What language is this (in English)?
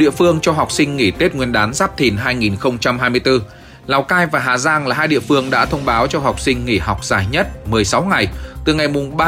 Vietnamese